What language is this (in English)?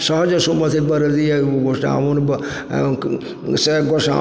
Maithili